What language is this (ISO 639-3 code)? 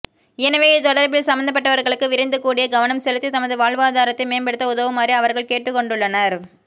tam